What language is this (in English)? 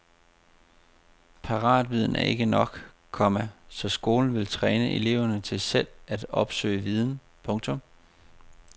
Danish